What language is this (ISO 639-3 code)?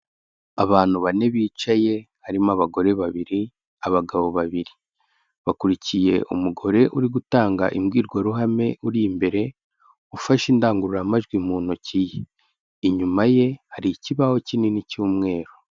kin